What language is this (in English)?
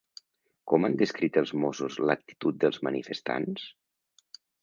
Catalan